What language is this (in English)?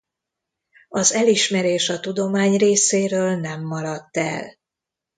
Hungarian